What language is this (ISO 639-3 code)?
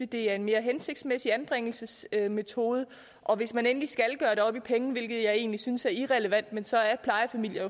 dan